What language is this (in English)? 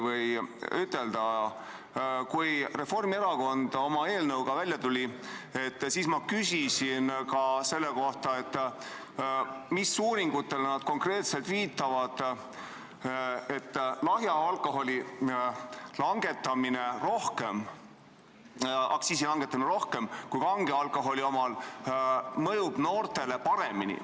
Estonian